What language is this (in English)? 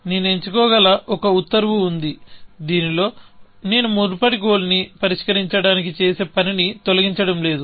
Telugu